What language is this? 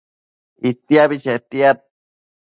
Matsés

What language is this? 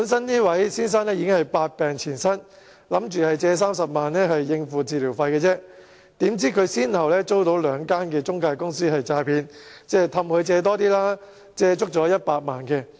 Cantonese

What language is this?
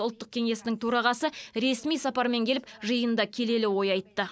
Kazakh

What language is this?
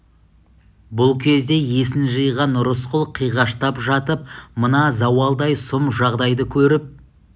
Kazakh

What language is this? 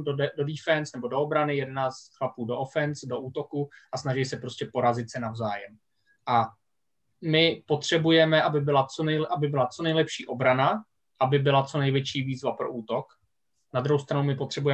Czech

